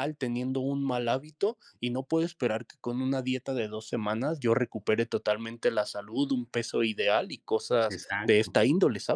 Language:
Spanish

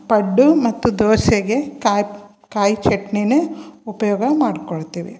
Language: Kannada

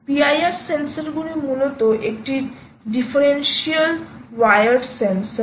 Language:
Bangla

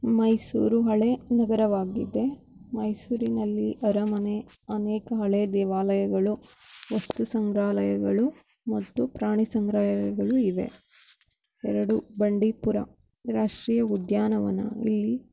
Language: Kannada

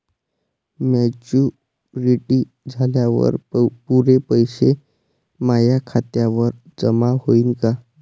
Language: Marathi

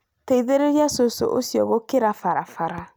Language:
Kikuyu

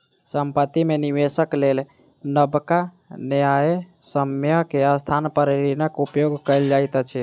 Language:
Maithili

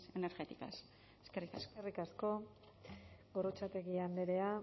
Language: Basque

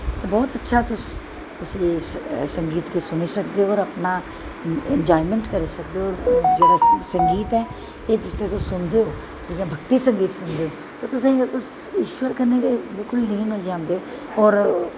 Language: Dogri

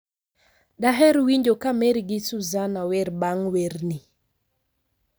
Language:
Luo (Kenya and Tanzania)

